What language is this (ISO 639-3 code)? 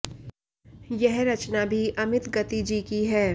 hin